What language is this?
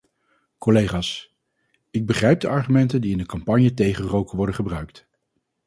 Dutch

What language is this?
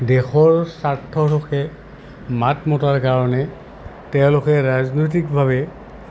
Assamese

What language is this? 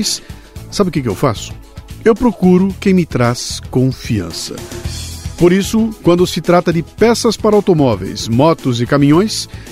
Portuguese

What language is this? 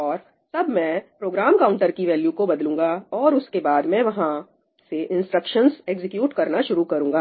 Hindi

